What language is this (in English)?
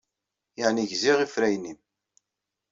Kabyle